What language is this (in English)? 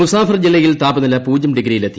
Malayalam